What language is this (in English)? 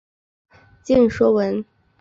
Chinese